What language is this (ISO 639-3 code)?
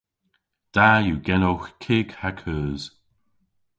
cor